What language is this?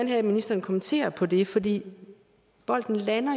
Danish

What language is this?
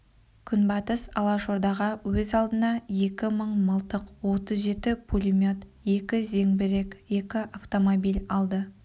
Kazakh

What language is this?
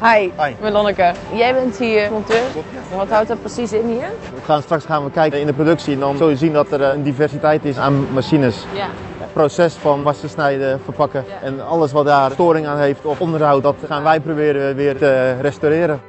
Dutch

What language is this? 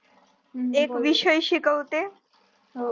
Marathi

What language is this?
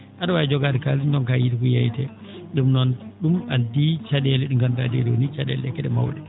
Fula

